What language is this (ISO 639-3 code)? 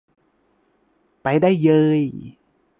tha